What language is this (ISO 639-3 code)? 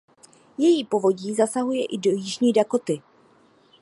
ces